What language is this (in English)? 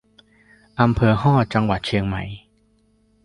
Thai